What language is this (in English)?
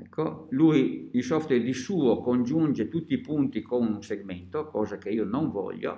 Italian